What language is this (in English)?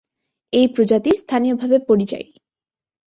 Bangla